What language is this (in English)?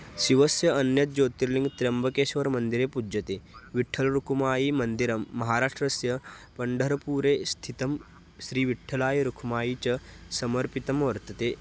Sanskrit